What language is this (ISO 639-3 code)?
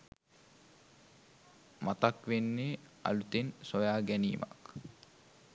sin